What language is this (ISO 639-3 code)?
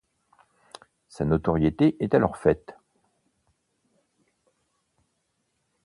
fra